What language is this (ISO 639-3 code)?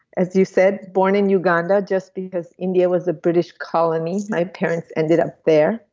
eng